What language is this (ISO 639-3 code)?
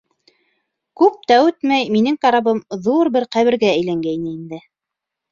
bak